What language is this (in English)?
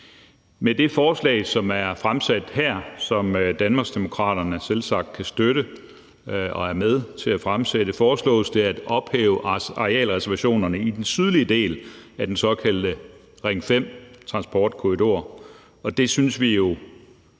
Danish